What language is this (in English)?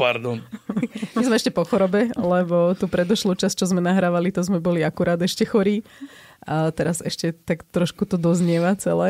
Slovak